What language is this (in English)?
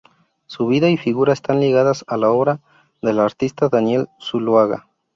Spanish